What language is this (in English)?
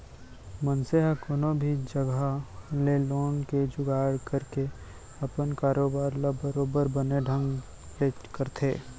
Chhattisgarhi